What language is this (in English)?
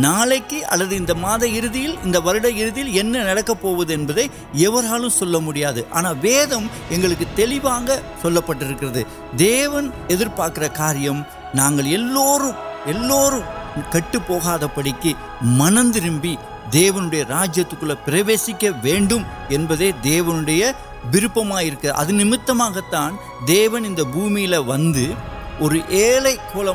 Urdu